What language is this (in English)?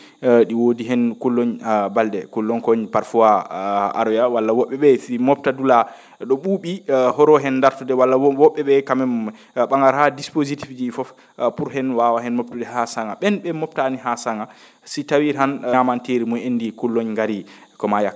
Fula